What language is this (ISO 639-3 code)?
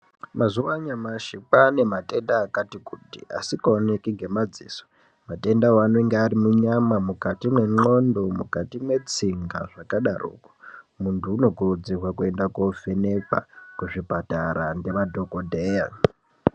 ndc